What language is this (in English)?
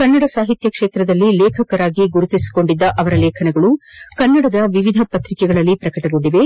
Kannada